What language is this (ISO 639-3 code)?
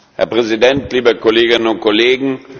deu